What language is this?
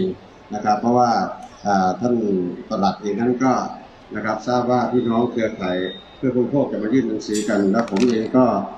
Thai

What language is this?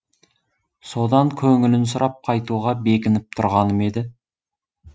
Kazakh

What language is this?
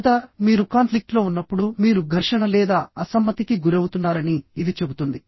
Telugu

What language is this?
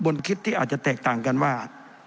Thai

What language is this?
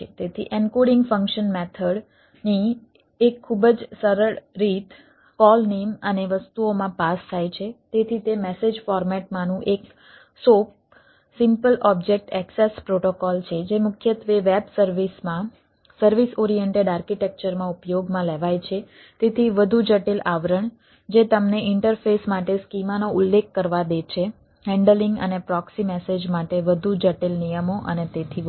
Gujarati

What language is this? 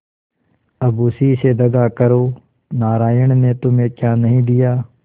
Hindi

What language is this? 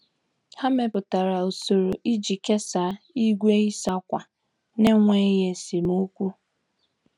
Igbo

